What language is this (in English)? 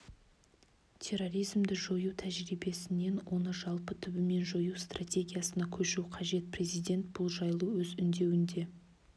Kazakh